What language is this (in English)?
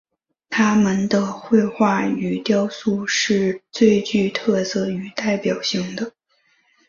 Chinese